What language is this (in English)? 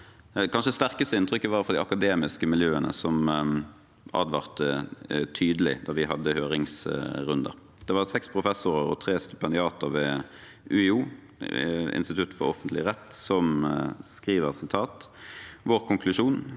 Norwegian